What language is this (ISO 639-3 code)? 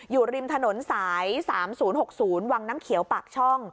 tha